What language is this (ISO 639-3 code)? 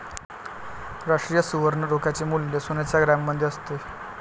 mar